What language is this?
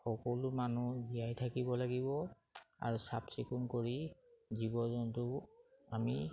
Assamese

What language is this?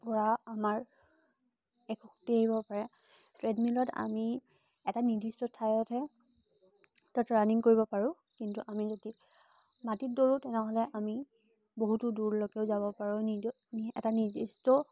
Assamese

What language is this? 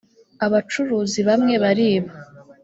Kinyarwanda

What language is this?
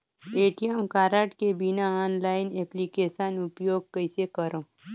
Chhattisgarhi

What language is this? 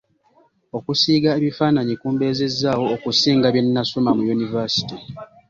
Ganda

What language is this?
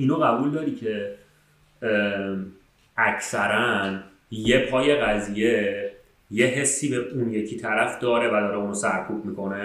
Persian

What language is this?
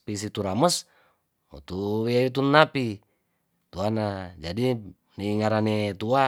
Tondano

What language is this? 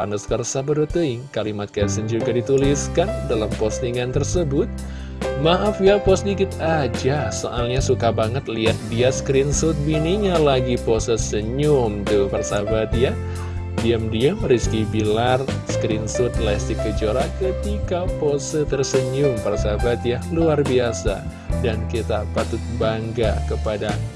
Indonesian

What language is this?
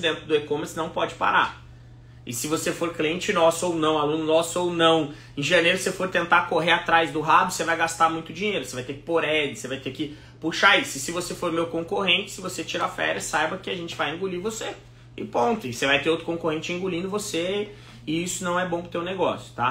Portuguese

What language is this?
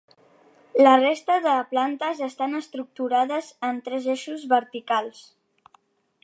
Catalan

